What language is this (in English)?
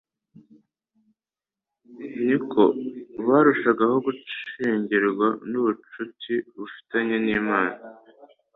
Kinyarwanda